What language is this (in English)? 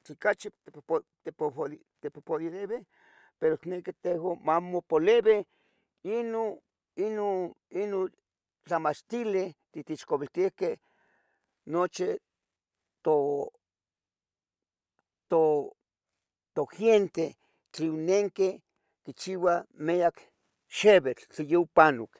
Tetelcingo Nahuatl